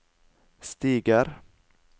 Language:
Norwegian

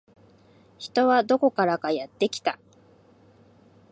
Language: Japanese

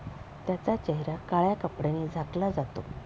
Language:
Marathi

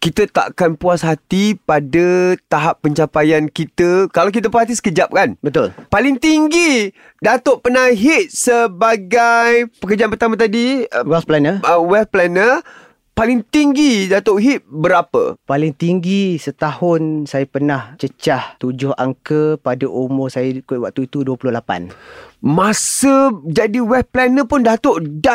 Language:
Malay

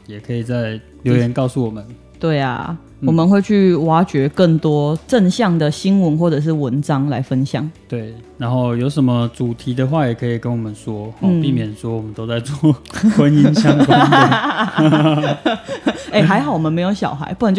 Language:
Chinese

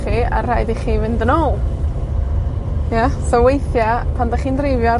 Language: Welsh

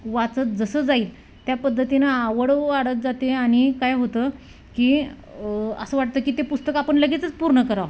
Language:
Marathi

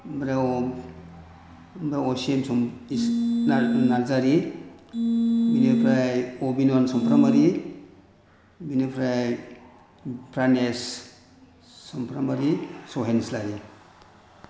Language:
Bodo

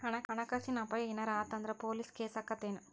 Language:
Kannada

